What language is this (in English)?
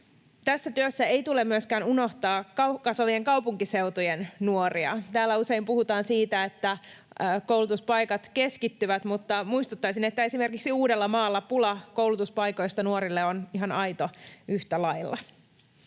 Finnish